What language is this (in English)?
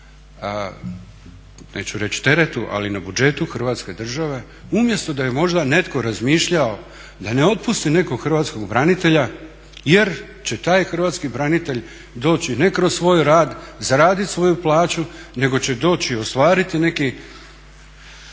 Croatian